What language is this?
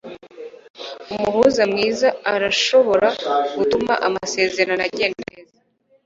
Kinyarwanda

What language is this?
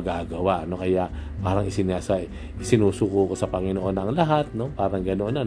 Filipino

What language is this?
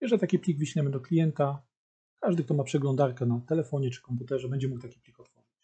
Polish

